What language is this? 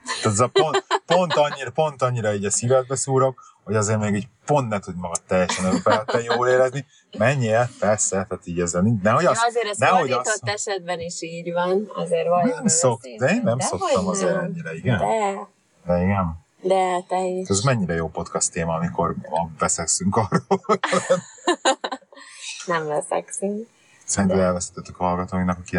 Hungarian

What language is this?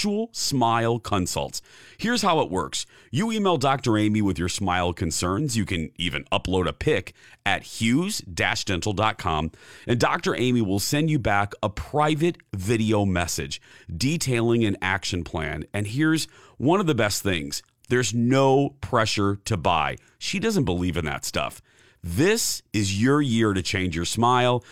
English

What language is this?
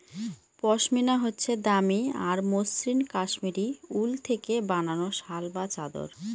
Bangla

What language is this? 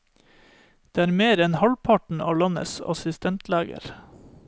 Norwegian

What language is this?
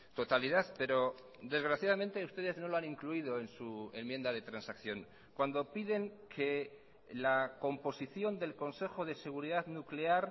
Spanish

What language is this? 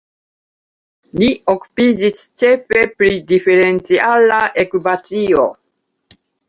Esperanto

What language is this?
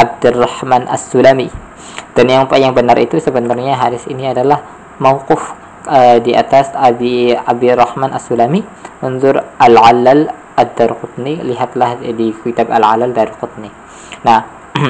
Indonesian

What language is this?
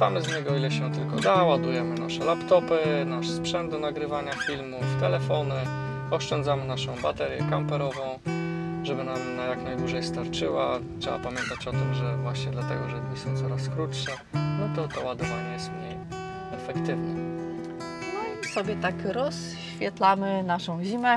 Polish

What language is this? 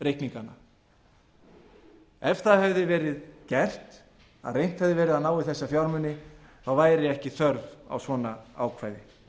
Icelandic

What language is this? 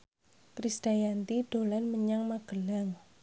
Javanese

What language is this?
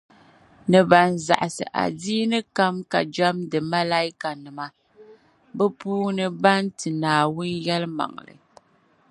Dagbani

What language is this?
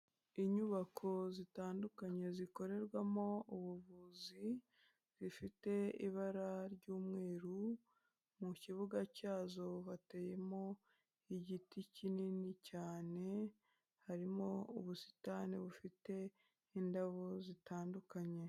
Kinyarwanda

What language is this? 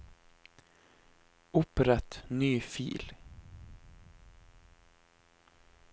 Norwegian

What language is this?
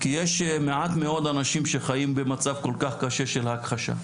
Hebrew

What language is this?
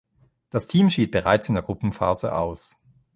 German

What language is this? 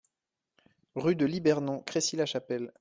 French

